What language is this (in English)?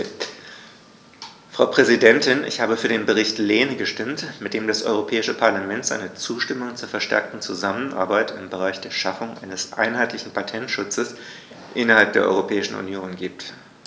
German